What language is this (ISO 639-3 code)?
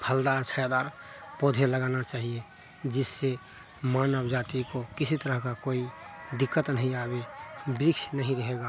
hin